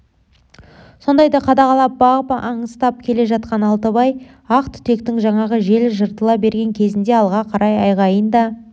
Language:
Kazakh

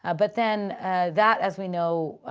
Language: English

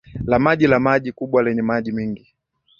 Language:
Swahili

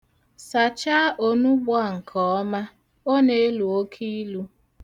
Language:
Igbo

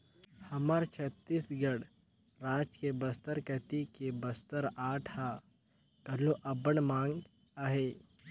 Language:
Chhattisgarhi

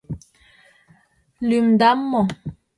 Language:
Mari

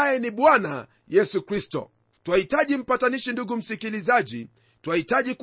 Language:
Swahili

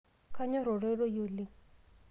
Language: Masai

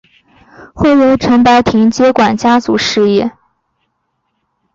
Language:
Chinese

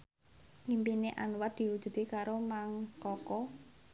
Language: Javanese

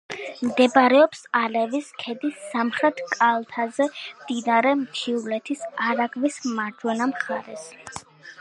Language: Georgian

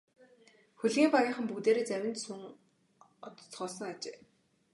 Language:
Mongolian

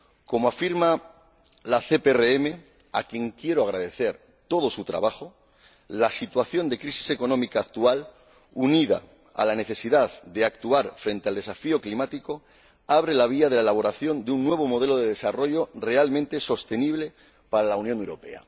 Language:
Spanish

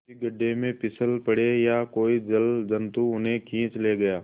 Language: Hindi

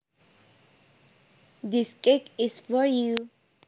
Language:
Javanese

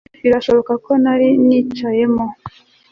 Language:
Kinyarwanda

